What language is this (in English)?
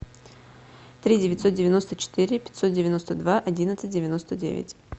Russian